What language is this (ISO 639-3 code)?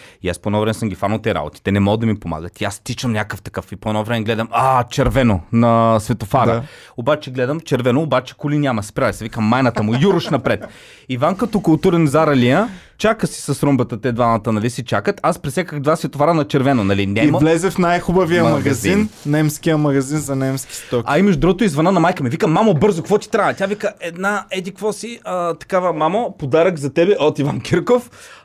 bul